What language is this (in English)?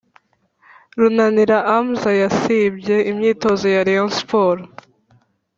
Kinyarwanda